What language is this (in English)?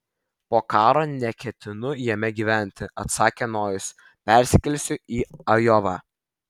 Lithuanian